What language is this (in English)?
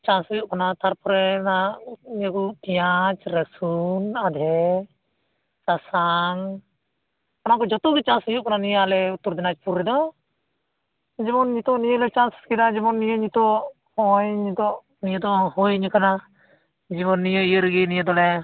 Santali